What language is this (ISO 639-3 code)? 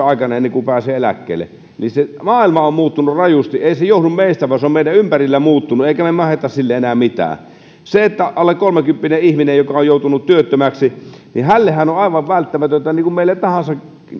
fin